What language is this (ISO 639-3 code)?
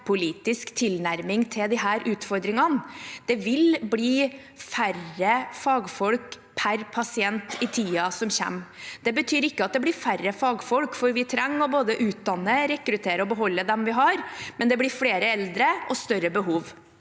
nor